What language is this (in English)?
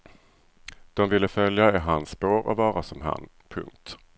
Swedish